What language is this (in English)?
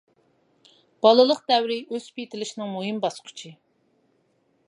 Uyghur